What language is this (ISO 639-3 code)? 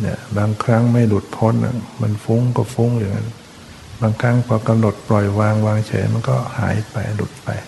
tha